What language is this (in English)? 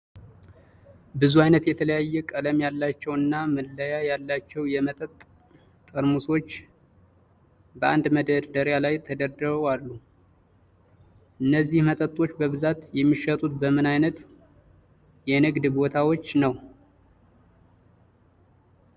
Amharic